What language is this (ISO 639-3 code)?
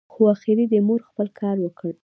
pus